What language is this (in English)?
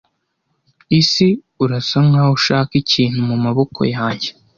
Kinyarwanda